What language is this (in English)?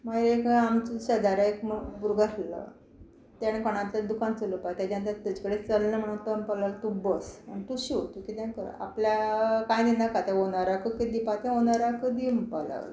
Konkani